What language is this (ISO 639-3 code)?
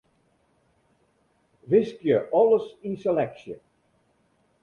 fry